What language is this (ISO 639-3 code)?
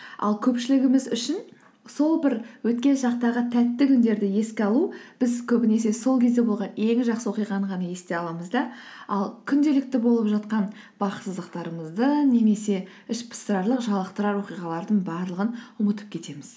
kaz